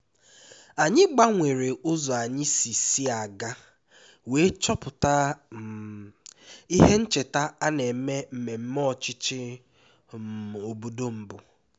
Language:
Igbo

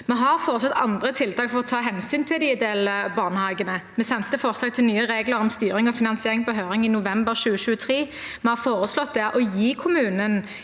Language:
Norwegian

